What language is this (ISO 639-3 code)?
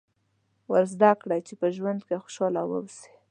pus